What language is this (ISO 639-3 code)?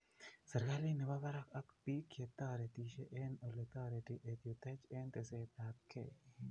kln